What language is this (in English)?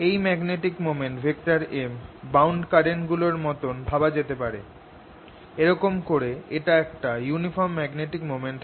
Bangla